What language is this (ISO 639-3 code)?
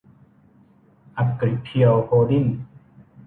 tha